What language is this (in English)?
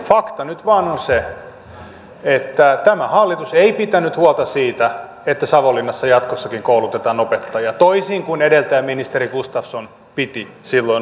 Finnish